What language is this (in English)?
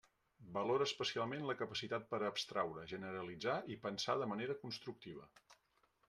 Catalan